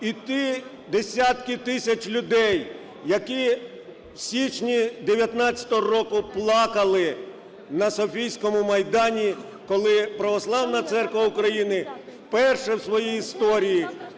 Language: Ukrainian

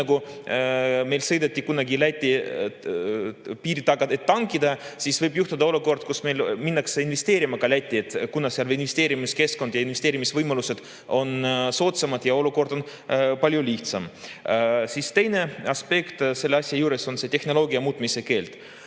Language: Estonian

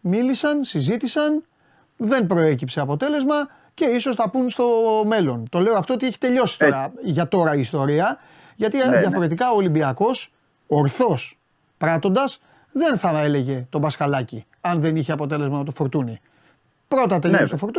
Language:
Greek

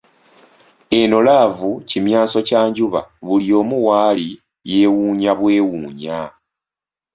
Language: Ganda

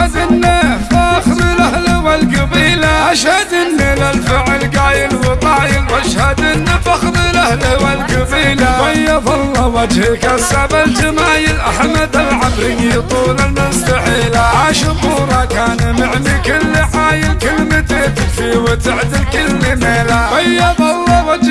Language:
Arabic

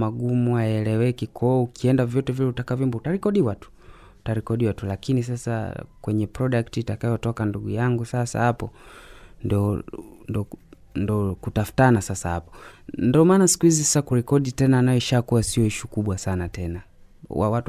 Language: Swahili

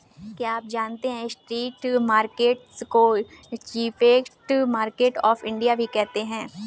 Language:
Hindi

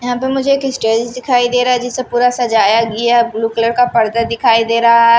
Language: Hindi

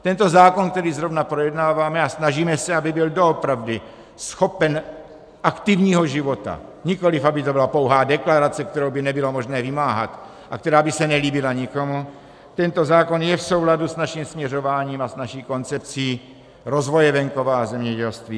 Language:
Czech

